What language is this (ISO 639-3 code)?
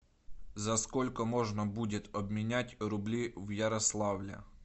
rus